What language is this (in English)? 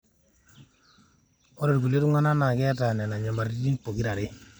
Masai